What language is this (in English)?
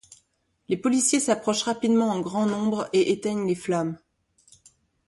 French